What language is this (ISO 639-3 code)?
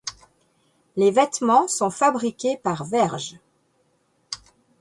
fra